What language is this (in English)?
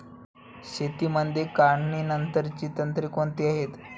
Marathi